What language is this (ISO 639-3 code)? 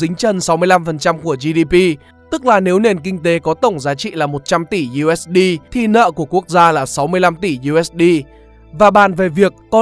vie